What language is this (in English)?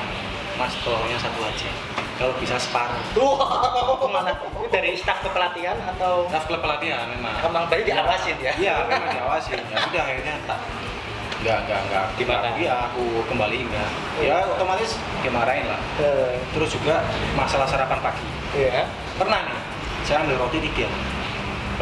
Indonesian